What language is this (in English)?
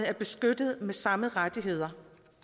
Danish